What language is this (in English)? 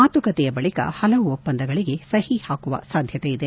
Kannada